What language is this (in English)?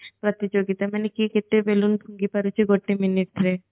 Odia